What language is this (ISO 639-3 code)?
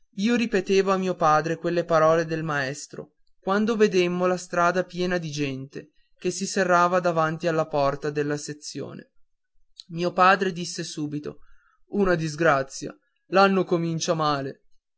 ita